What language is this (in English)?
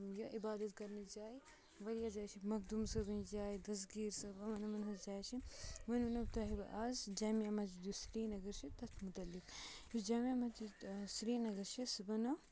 Kashmiri